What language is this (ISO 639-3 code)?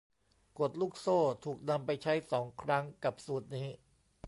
tha